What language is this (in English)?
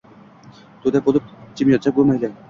Uzbek